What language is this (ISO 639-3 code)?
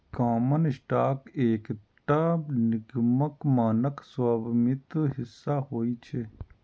mai